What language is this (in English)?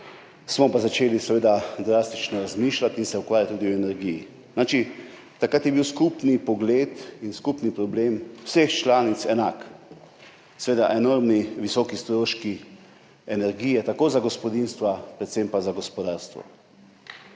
Slovenian